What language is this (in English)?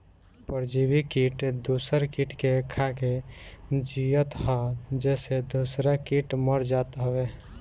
Bhojpuri